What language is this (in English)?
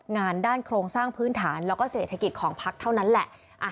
Thai